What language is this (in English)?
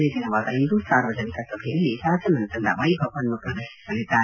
Kannada